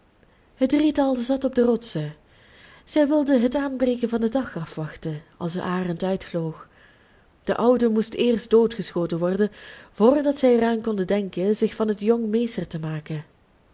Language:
Dutch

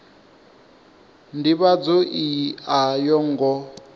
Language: Venda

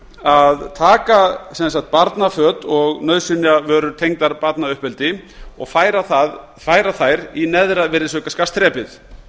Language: Icelandic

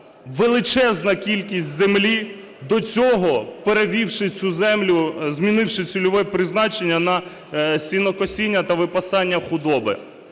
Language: Ukrainian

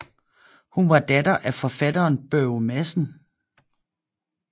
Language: Danish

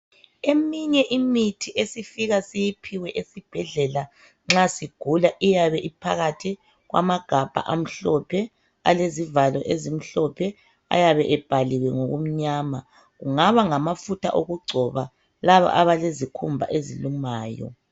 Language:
North Ndebele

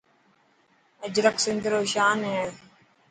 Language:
Dhatki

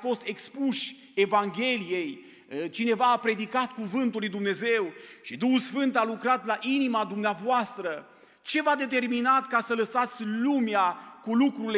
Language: Romanian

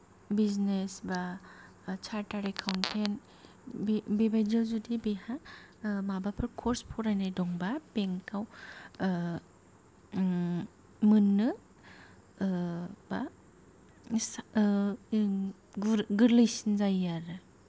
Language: Bodo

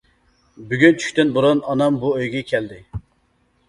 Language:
Uyghur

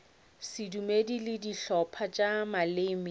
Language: Northern Sotho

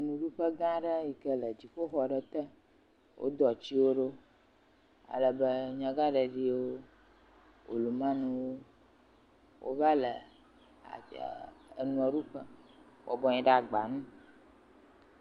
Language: Ewe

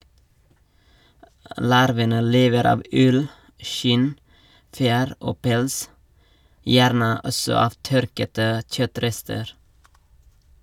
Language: Norwegian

